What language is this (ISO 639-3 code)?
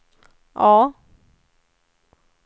swe